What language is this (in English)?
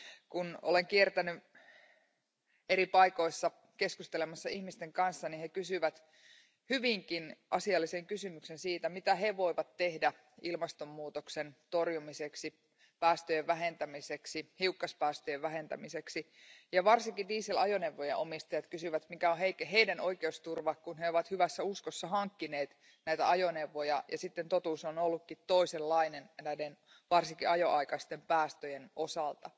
Finnish